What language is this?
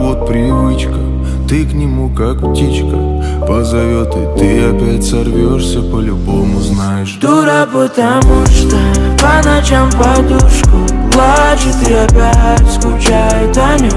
Russian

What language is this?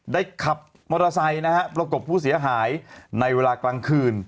Thai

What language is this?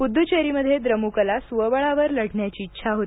Marathi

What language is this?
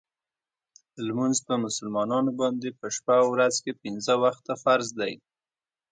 Pashto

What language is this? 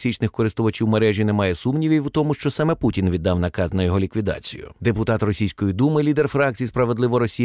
Ukrainian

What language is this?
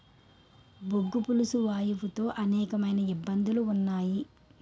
Telugu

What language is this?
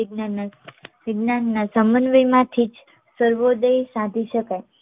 Gujarati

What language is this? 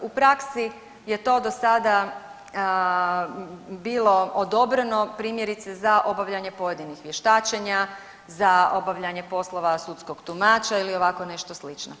Croatian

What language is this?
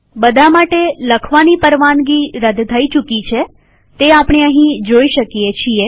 Gujarati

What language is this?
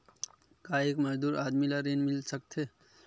Chhattisgarhi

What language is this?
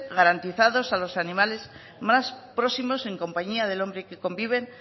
Spanish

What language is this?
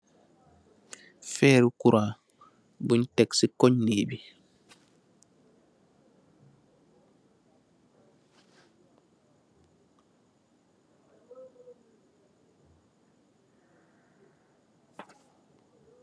Wolof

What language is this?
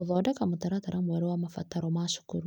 Kikuyu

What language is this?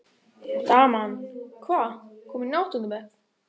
Icelandic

